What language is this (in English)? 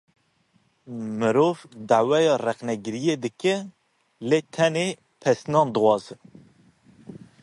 Kurdish